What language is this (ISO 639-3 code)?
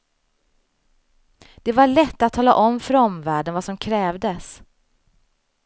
swe